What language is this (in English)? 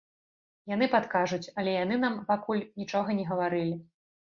Belarusian